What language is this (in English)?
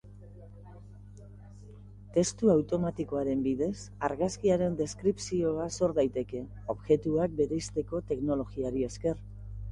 Basque